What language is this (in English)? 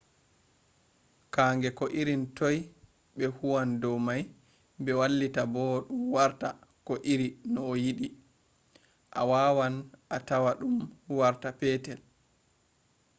Fula